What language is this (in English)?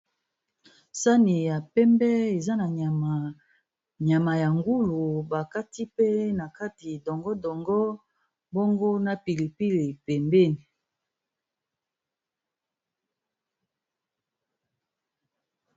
Lingala